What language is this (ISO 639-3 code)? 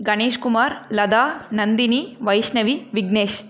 tam